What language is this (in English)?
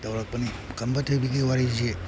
Manipuri